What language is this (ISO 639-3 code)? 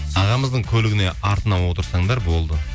kaz